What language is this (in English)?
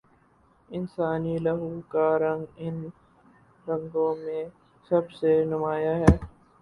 Urdu